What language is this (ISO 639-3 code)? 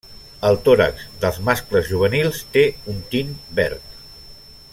cat